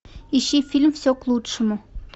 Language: Russian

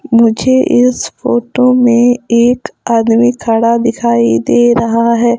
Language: Hindi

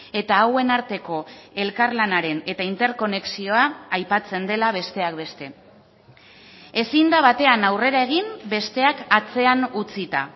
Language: Basque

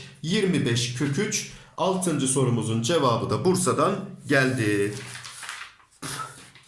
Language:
Turkish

